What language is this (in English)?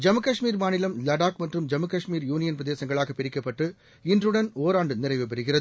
Tamil